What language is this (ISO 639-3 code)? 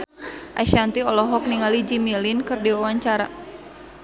sun